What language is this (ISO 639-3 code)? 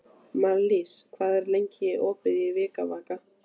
isl